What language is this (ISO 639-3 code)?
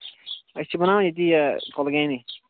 kas